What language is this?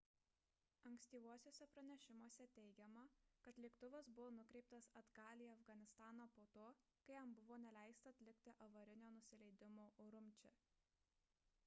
Lithuanian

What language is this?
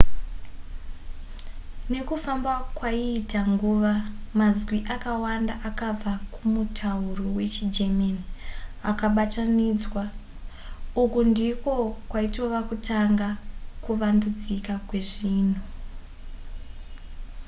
Shona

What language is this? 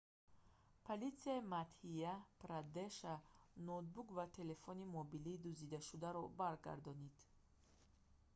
Tajik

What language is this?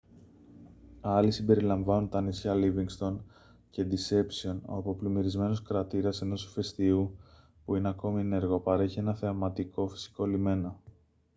Greek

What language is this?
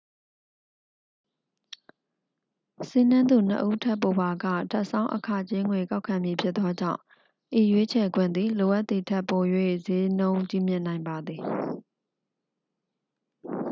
Burmese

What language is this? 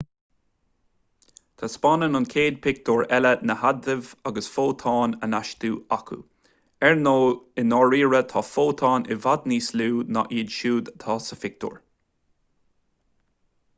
Irish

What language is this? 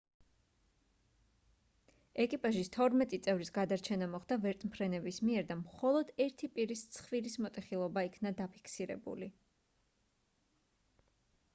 Georgian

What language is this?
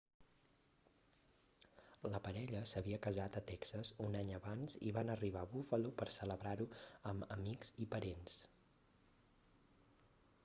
Catalan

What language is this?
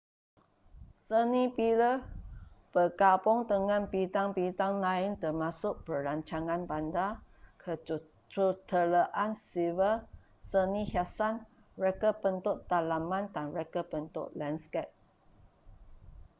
Malay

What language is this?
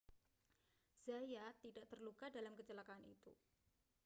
Indonesian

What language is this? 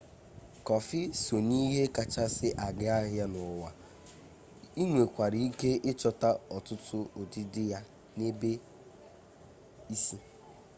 Igbo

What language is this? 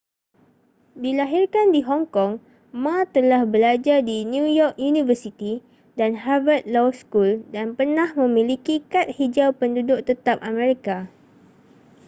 Malay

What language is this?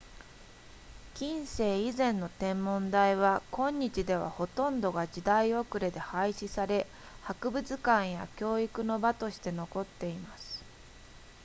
Japanese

